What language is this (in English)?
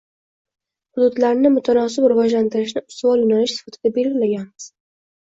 Uzbek